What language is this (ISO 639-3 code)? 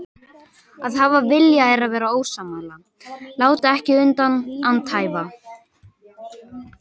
isl